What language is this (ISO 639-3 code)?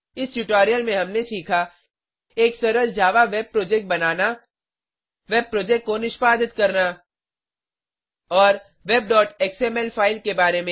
hin